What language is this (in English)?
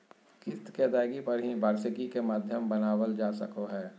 Magahi